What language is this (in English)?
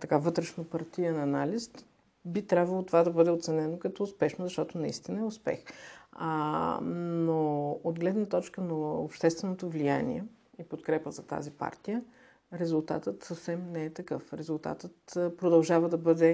Bulgarian